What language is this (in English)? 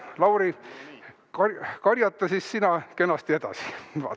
Estonian